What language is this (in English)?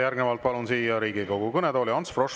Estonian